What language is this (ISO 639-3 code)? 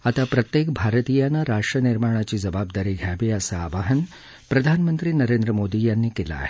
mar